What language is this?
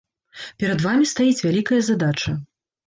Belarusian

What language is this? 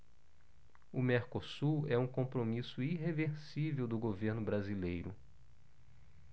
Portuguese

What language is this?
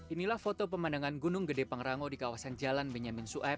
Indonesian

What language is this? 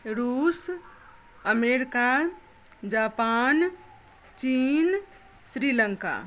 Maithili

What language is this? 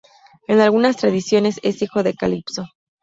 Spanish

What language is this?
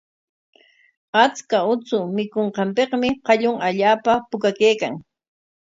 Corongo Ancash Quechua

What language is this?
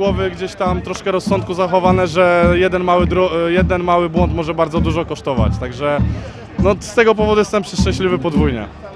Polish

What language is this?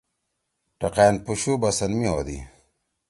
Torwali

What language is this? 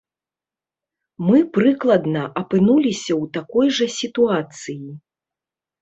Belarusian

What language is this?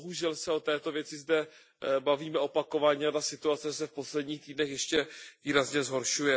Czech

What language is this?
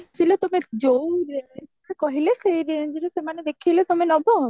Odia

